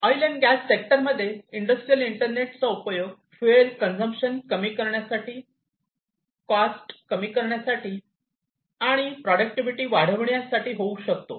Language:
Marathi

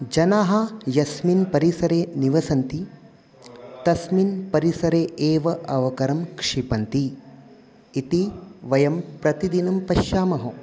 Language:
Sanskrit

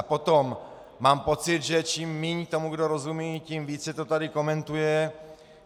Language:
Czech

